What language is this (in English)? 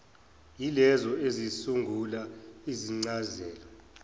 Zulu